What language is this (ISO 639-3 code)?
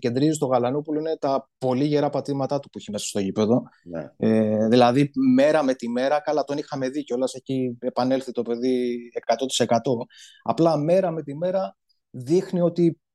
ell